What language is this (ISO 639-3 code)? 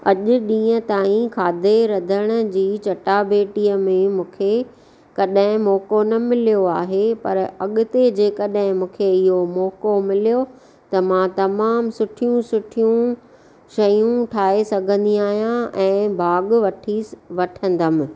snd